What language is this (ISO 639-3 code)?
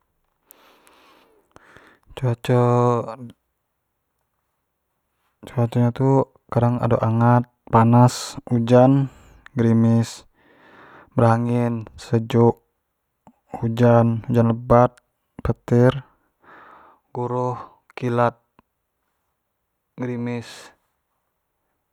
jax